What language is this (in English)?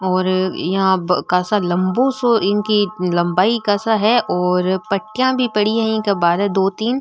Marwari